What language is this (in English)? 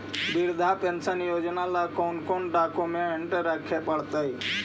Magahi